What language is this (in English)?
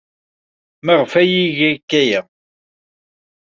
Kabyle